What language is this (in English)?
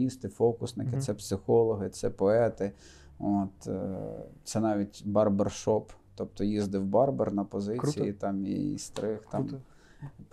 Ukrainian